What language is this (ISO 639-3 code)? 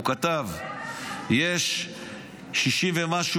heb